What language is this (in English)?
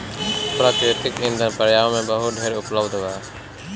Bhojpuri